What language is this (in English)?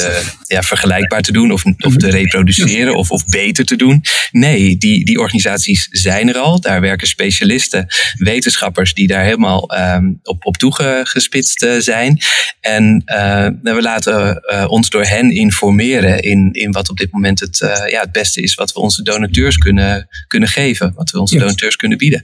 Dutch